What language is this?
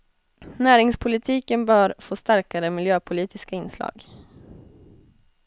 Swedish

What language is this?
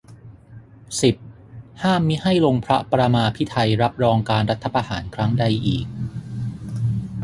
Thai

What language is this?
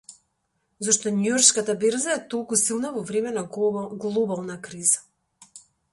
Macedonian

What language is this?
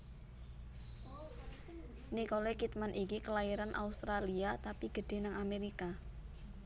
Javanese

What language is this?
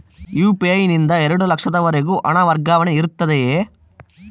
Kannada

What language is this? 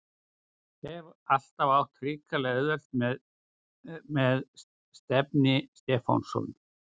Icelandic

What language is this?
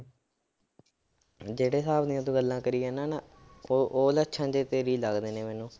Punjabi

